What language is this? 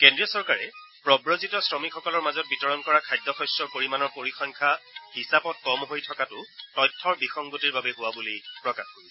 Assamese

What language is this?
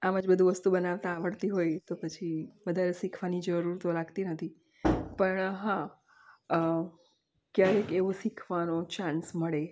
Gujarati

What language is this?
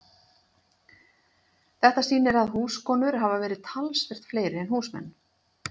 Icelandic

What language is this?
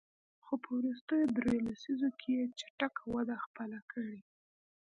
Pashto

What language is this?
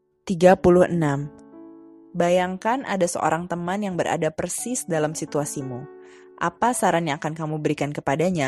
Indonesian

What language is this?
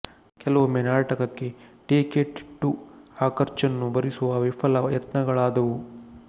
Kannada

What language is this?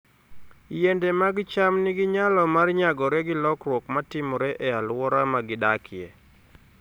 Luo (Kenya and Tanzania)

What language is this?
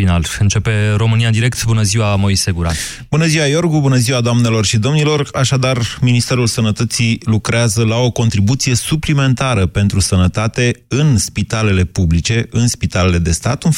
Romanian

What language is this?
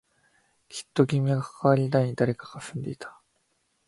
Japanese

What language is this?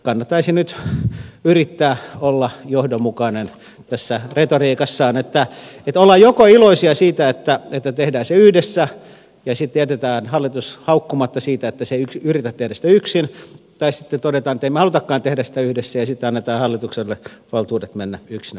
Finnish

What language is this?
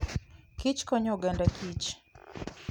Luo (Kenya and Tanzania)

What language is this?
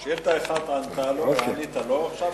Hebrew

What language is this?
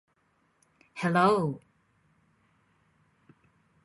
Japanese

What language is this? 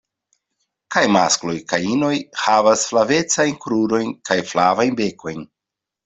Esperanto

